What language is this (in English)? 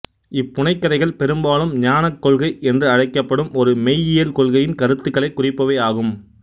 Tamil